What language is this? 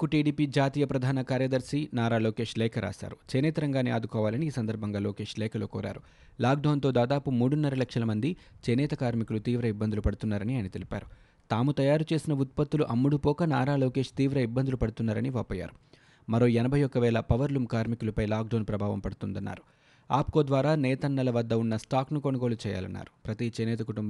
Telugu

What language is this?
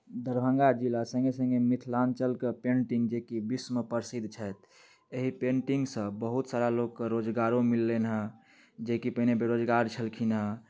Maithili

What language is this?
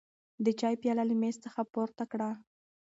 Pashto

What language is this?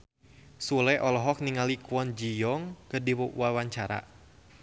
Sundanese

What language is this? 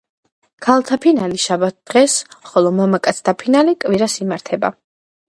Georgian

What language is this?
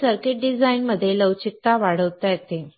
Marathi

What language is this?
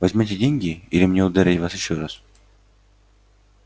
Russian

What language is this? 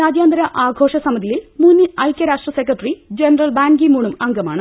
Malayalam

